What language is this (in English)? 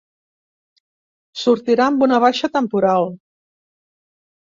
Catalan